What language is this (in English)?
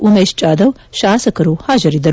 Kannada